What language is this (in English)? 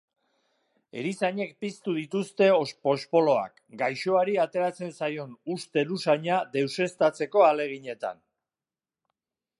Basque